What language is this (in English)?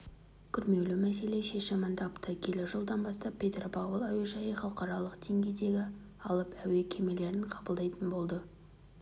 Kazakh